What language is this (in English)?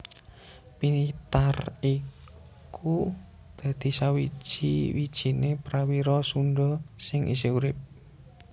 Javanese